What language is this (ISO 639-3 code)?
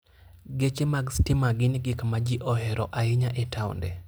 luo